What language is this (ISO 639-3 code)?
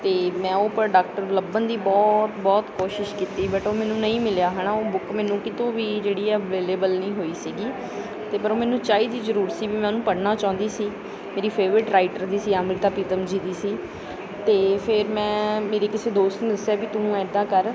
pan